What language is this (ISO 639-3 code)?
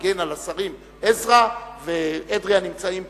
heb